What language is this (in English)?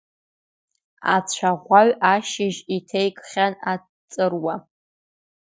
Abkhazian